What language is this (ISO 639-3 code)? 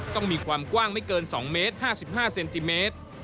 tha